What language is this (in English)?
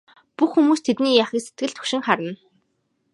Mongolian